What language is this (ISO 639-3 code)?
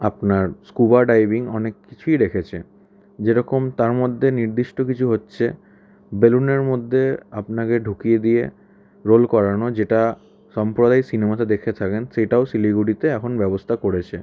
ben